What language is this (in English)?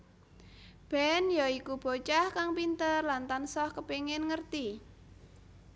Javanese